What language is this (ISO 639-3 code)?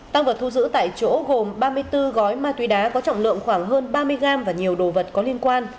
vie